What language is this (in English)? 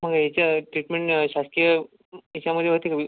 Marathi